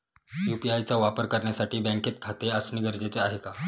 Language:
Marathi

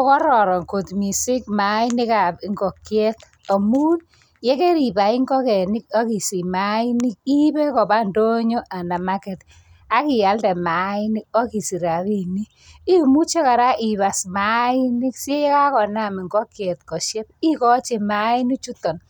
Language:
Kalenjin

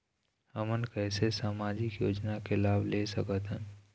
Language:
Chhattisgarhi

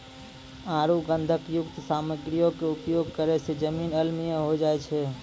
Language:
Maithili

